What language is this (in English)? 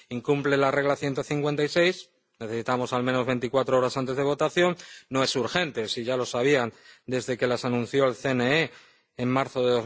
Spanish